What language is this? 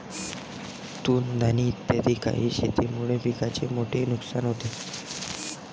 Marathi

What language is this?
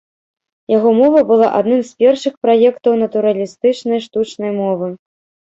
Belarusian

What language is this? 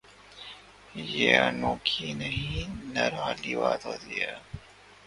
Urdu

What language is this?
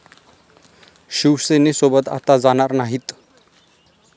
Marathi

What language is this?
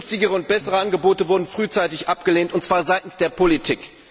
German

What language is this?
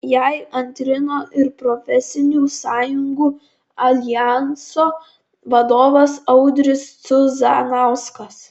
Lithuanian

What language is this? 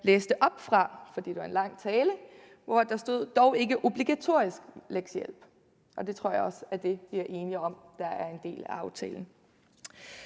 Danish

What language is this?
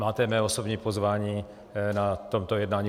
Czech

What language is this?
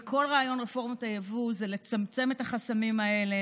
Hebrew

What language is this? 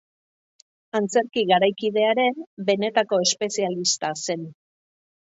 Basque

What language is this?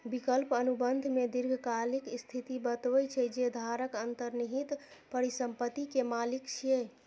Maithili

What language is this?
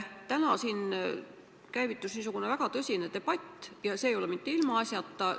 Estonian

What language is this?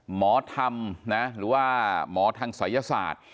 Thai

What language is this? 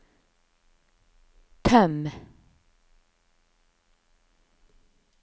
Norwegian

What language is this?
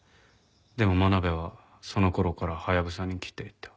Japanese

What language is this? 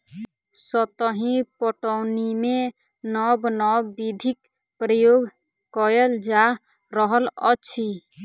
Maithili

